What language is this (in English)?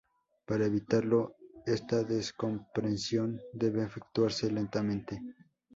Spanish